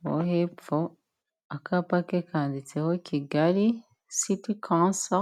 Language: Kinyarwanda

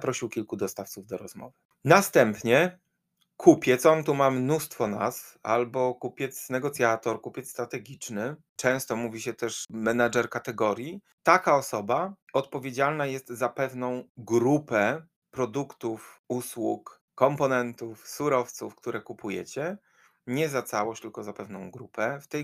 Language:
Polish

